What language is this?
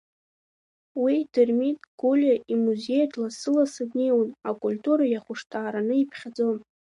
Abkhazian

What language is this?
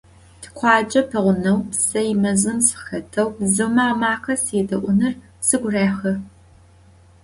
Adyghe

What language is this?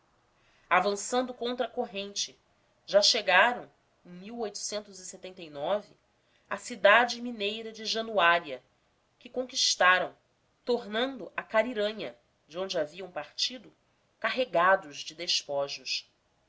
Portuguese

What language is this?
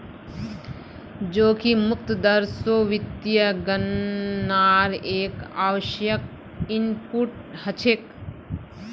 Magahi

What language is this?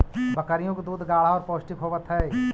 Magahi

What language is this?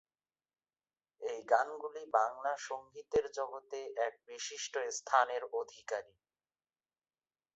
Bangla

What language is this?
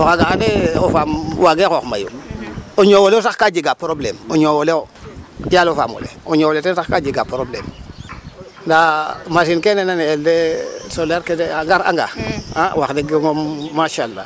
Serer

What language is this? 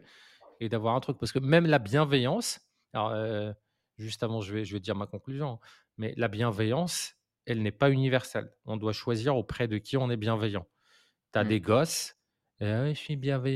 French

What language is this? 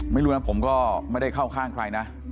Thai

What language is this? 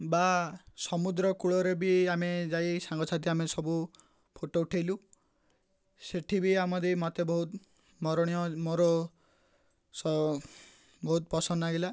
Odia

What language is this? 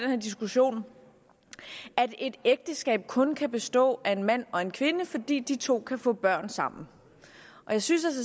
Danish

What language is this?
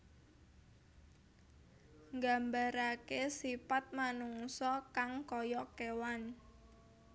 Javanese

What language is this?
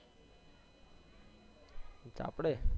Gujarati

